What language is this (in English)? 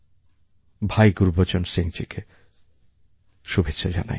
Bangla